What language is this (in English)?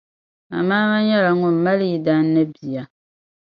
Dagbani